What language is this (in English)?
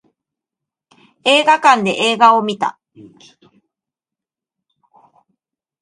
Japanese